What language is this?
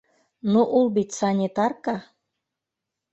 Bashkir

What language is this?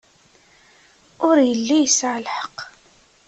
Kabyle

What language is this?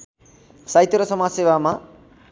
Nepali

